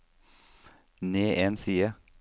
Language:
Norwegian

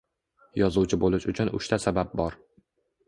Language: Uzbek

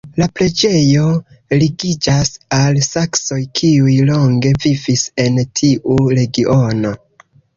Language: Esperanto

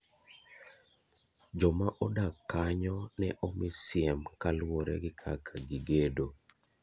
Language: Luo (Kenya and Tanzania)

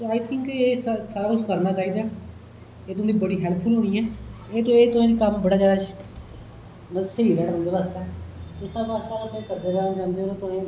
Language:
Dogri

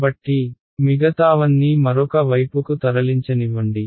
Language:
Telugu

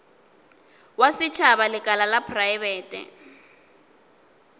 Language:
Northern Sotho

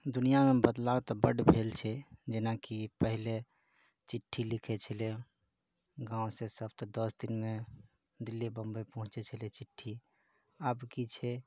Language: Maithili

